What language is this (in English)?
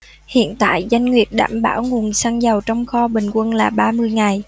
Vietnamese